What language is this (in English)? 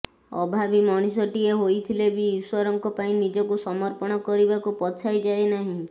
Odia